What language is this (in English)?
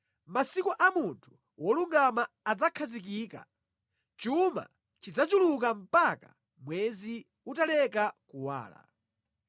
Nyanja